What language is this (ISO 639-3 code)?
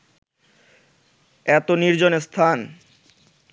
ben